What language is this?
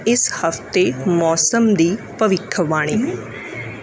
Punjabi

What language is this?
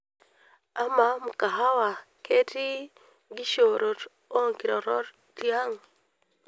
Masai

